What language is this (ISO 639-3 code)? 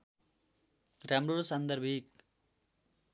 nep